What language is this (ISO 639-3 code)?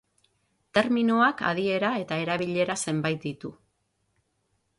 eus